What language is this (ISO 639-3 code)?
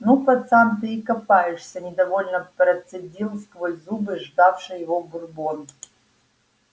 rus